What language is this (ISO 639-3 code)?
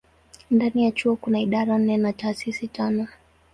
swa